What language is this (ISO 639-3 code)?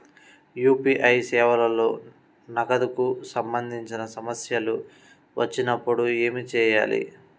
tel